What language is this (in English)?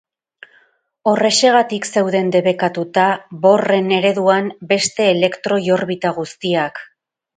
Basque